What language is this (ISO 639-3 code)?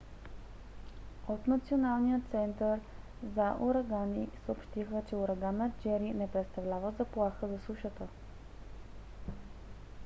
bul